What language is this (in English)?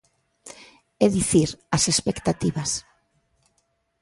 Galician